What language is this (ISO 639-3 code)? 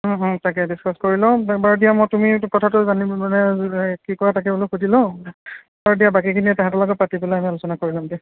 asm